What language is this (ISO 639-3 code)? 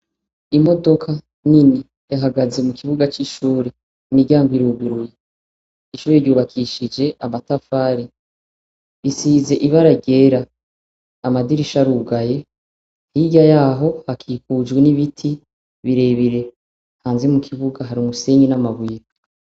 run